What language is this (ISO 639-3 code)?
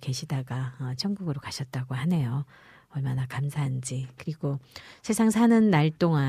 kor